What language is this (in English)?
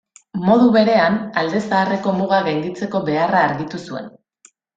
Basque